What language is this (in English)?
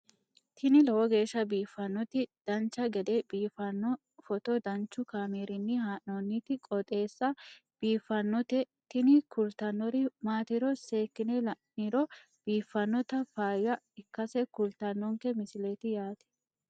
Sidamo